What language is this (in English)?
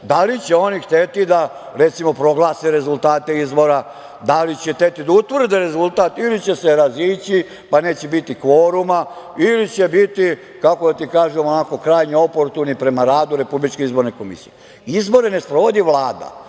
Serbian